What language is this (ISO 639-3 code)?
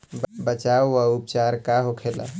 bho